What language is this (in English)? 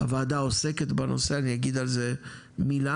Hebrew